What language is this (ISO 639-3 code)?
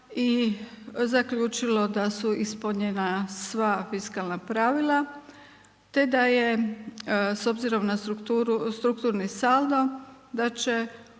hrv